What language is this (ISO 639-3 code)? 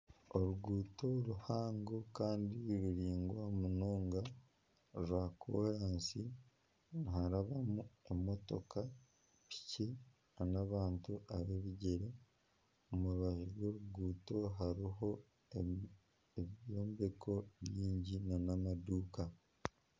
nyn